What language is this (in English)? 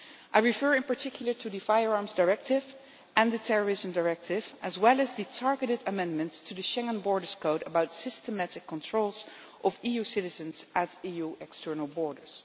English